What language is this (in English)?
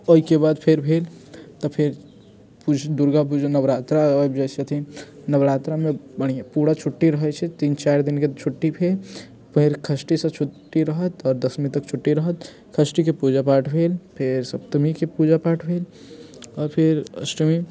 Maithili